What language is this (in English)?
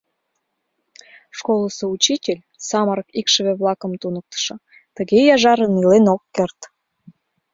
Mari